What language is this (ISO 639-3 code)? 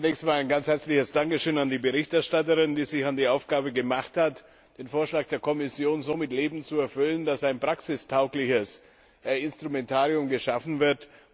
deu